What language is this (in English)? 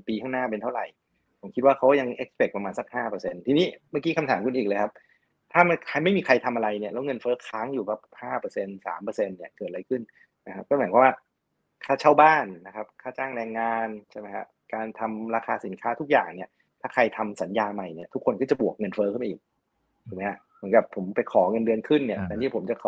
Thai